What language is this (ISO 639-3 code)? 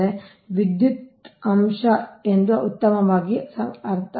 kan